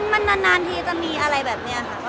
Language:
Thai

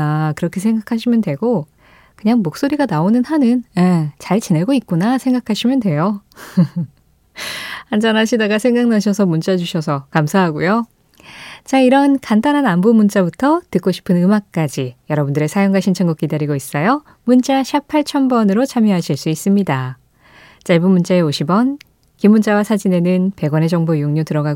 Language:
Korean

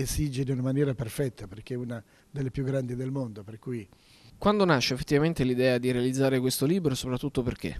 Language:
Italian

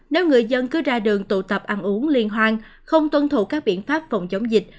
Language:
Vietnamese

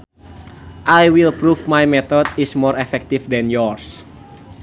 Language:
Sundanese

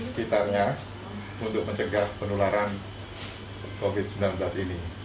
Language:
Indonesian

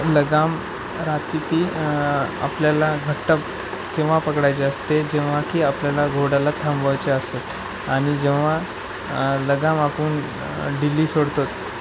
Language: Marathi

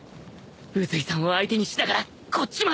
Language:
Japanese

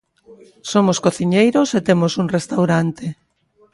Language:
Galician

